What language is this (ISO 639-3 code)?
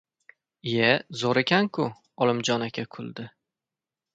uzb